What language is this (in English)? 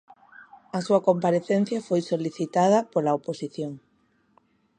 Galician